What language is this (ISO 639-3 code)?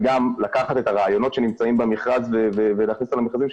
heb